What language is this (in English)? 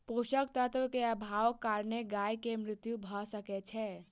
Maithili